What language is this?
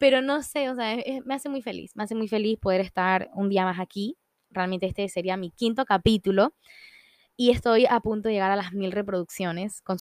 Spanish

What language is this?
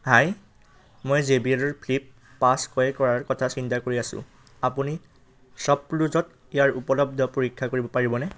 Assamese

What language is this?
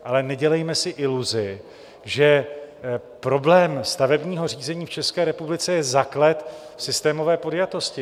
Czech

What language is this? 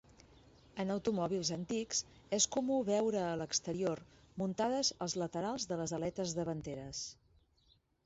Catalan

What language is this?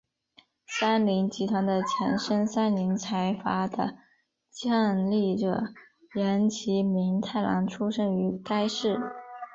Chinese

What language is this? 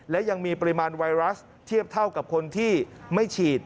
Thai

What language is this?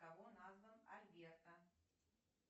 Russian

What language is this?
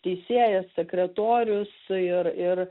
Lithuanian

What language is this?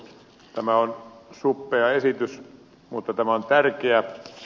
Finnish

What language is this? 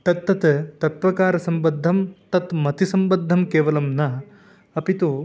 Sanskrit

